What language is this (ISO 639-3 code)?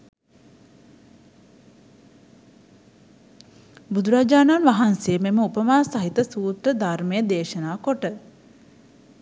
sin